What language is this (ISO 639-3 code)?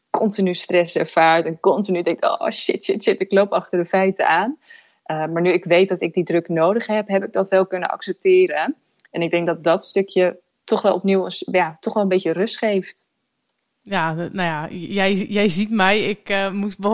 nld